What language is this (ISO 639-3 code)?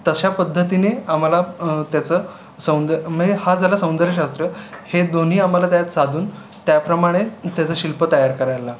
mar